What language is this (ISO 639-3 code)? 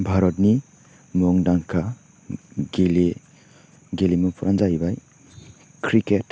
brx